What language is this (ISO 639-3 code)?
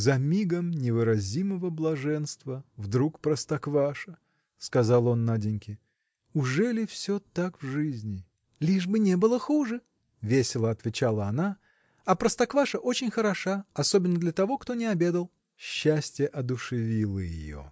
rus